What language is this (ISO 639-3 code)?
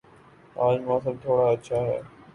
urd